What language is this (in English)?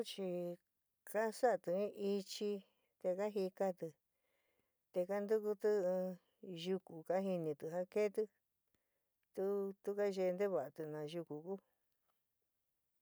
San Miguel El Grande Mixtec